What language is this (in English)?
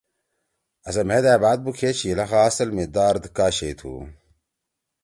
Torwali